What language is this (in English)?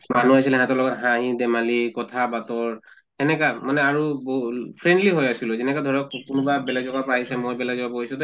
Assamese